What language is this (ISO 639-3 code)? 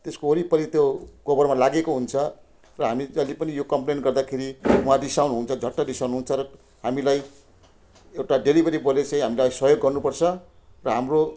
nep